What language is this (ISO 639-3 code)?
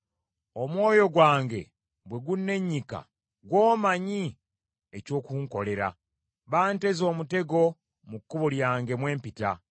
lug